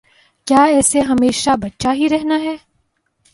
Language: Urdu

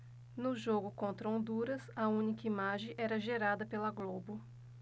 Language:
Portuguese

